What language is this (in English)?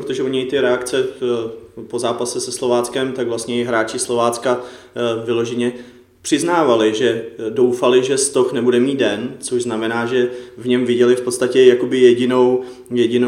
Czech